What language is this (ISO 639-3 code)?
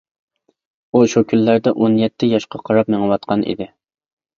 uig